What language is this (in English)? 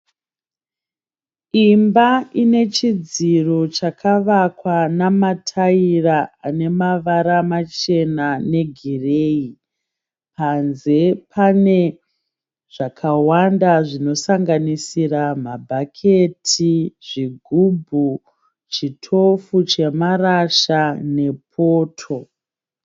Shona